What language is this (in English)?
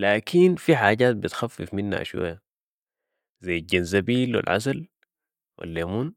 Sudanese Arabic